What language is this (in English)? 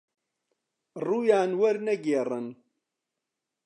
Central Kurdish